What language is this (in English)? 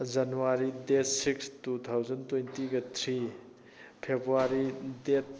Manipuri